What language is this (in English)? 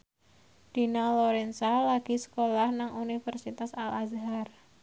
Javanese